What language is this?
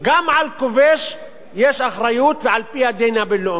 Hebrew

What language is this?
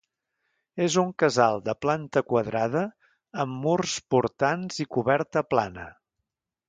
Catalan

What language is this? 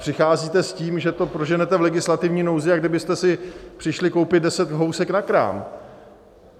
Czech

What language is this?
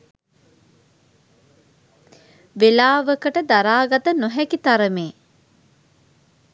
Sinhala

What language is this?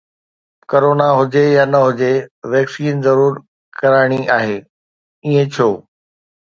Sindhi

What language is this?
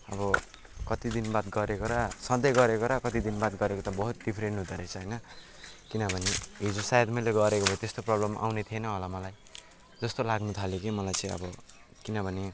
Nepali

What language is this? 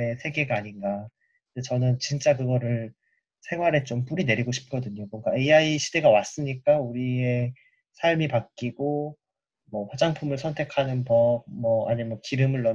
Korean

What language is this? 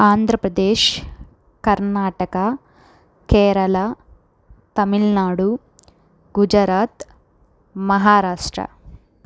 Telugu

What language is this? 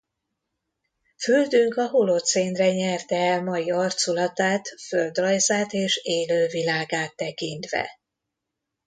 Hungarian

